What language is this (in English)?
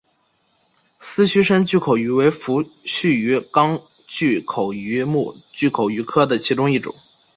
Chinese